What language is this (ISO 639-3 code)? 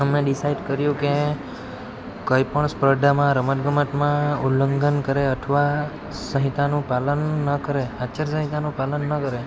guj